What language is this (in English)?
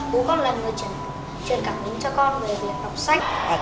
Vietnamese